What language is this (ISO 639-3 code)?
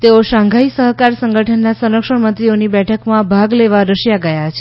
guj